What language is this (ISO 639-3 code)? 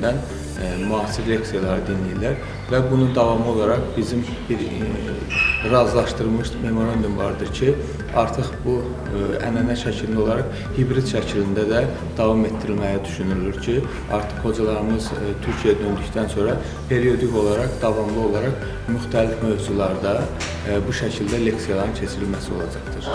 tur